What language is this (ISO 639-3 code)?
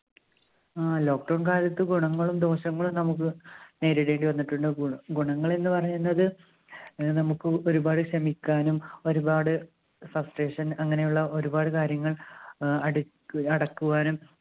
mal